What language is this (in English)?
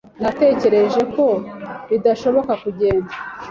Kinyarwanda